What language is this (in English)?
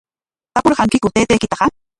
Corongo Ancash Quechua